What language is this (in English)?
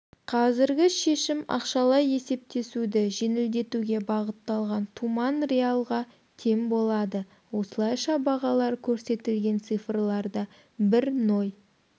Kazakh